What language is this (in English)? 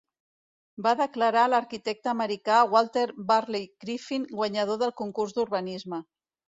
Catalan